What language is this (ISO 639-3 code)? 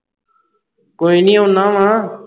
pan